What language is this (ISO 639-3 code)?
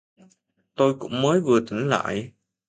vie